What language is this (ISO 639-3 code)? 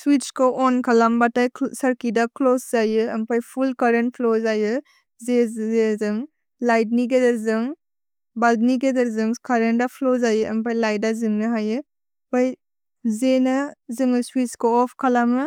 brx